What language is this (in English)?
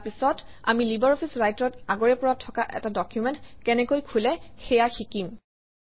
Assamese